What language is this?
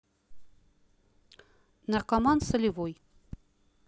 Russian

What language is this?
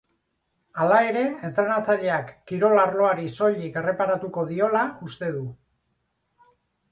Basque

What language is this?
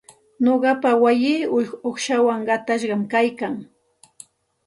Santa Ana de Tusi Pasco Quechua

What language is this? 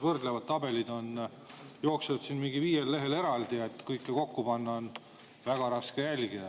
Estonian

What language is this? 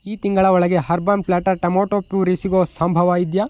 Kannada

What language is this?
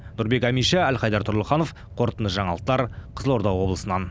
Kazakh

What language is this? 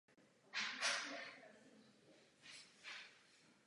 Czech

